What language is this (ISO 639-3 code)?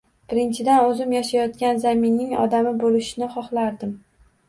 uzb